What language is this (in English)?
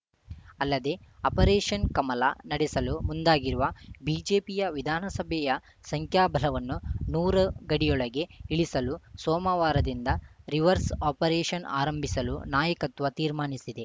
Kannada